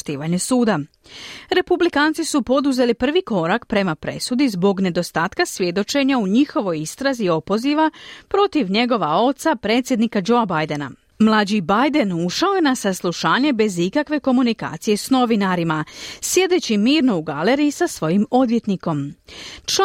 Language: Croatian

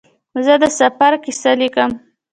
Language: Pashto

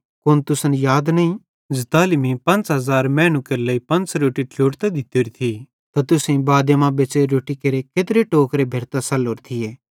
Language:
Bhadrawahi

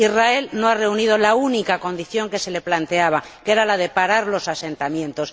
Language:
Spanish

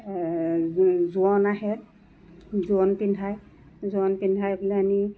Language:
Assamese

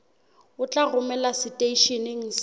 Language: Southern Sotho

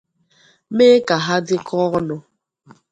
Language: Igbo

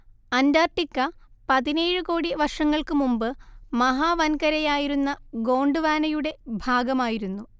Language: Malayalam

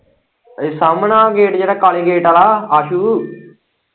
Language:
Punjabi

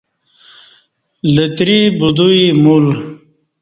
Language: Kati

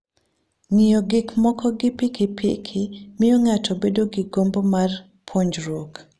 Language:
Luo (Kenya and Tanzania)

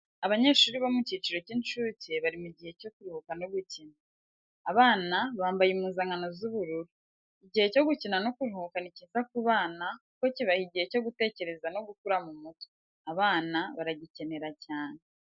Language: Kinyarwanda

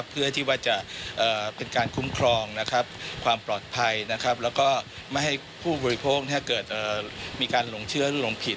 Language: Thai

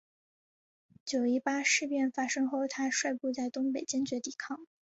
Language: Chinese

